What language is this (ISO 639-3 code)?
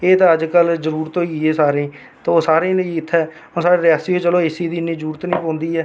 doi